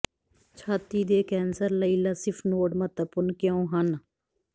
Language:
Punjabi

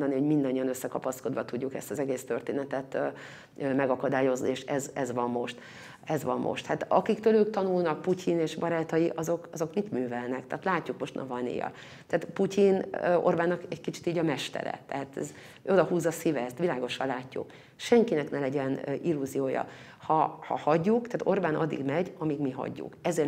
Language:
Hungarian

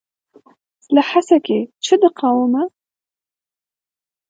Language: Kurdish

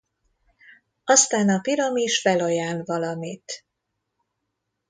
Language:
Hungarian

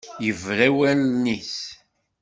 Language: Kabyle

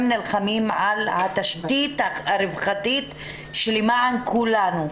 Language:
Hebrew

